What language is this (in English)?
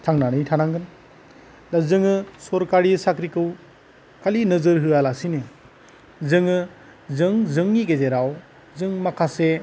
Bodo